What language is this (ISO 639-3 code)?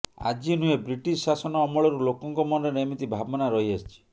ori